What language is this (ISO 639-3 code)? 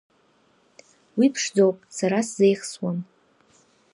abk